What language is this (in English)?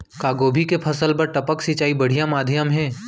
Chhattisgarhi